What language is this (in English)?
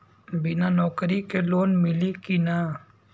Bhojpuri